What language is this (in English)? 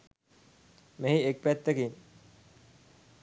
Sinhala